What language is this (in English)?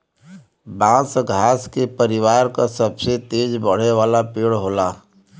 Bhojpuri